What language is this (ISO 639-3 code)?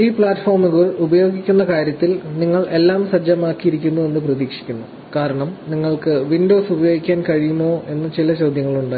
mal